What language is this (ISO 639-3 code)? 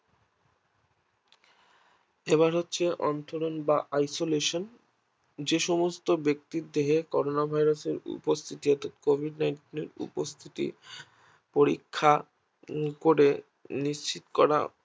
ben